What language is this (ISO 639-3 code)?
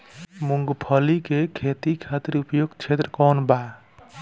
bho